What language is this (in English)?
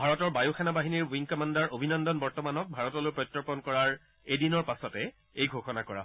Assamese